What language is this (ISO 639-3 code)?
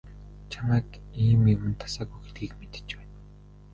mon